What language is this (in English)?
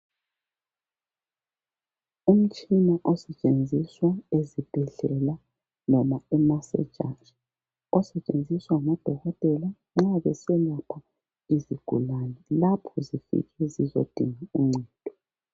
North Ndebele